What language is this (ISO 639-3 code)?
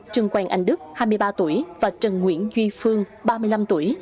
vie